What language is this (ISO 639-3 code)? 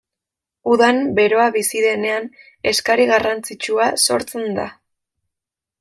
eus